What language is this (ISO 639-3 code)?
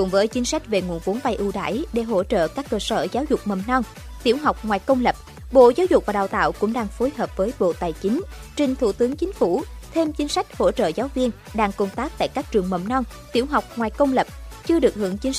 vie